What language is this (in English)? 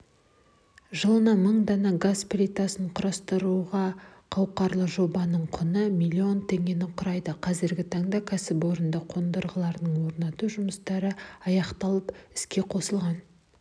Kazakh